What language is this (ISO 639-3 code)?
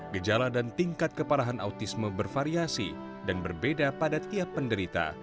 ind